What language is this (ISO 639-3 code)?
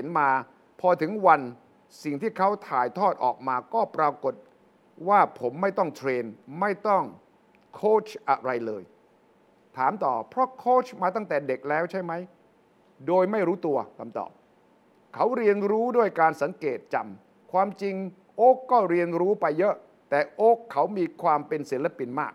tha